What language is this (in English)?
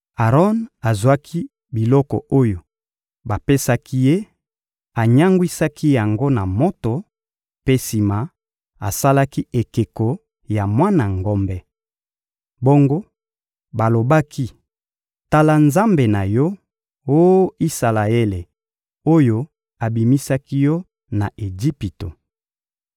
Lingala